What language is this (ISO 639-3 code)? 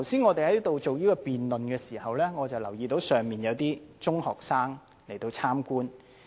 yue